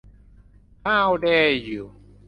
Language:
Thai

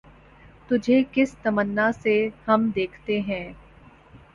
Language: Urdu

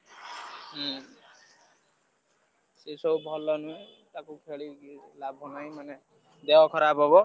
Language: Odia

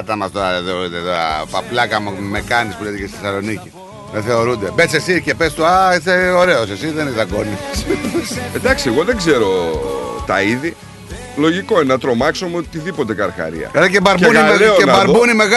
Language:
Greek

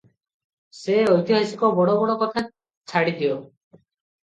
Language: Odia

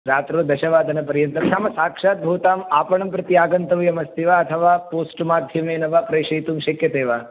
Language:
Sanskrit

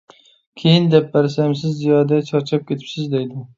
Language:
Uyghur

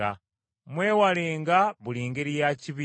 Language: Ganda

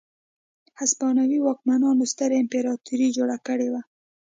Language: Pashto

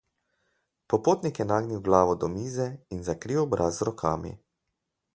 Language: Slovenian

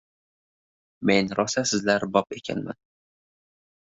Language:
Uzbek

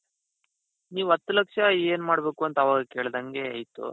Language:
Kannada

